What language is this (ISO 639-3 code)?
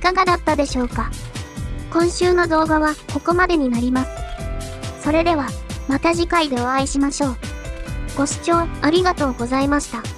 jpn